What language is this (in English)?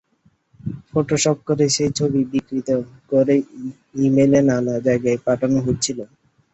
Bangla